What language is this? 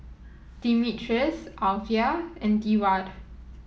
English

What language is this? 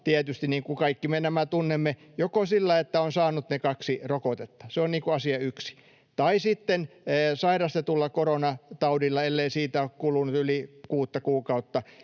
Finnish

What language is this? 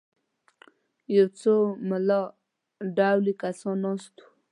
Pashto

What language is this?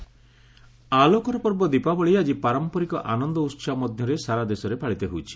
Odia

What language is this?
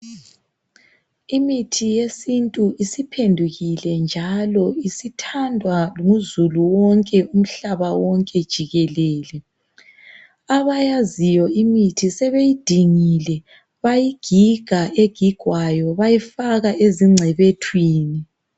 North Ndebele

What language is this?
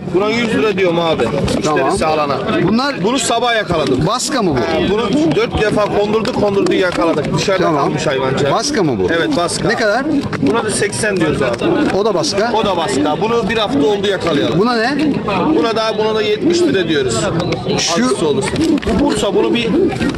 Turkish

